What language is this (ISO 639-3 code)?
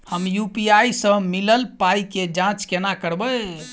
mai